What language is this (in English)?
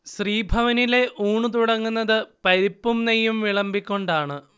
Malayalam